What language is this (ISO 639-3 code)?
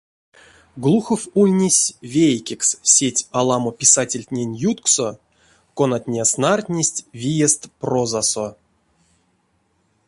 myv